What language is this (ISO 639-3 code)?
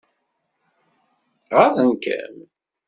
kab